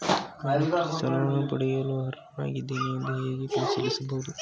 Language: Kannada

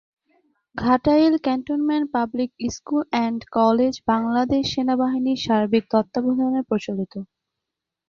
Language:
Bangla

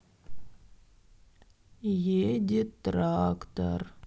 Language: Russian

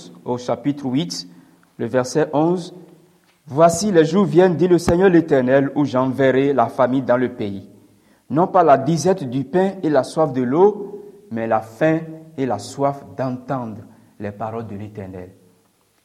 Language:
French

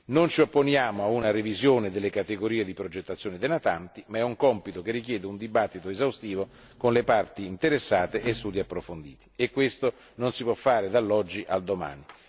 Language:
Italian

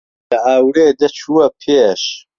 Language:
Central Kurdish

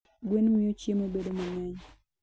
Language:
Luo (Kenya and Tanzania)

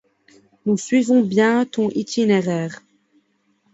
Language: French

